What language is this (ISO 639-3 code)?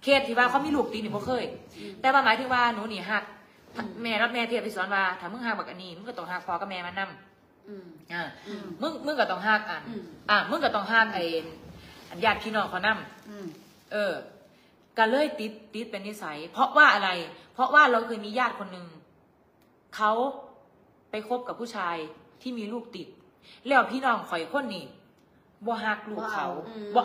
tha